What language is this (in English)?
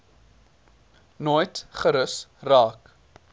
Afrikaans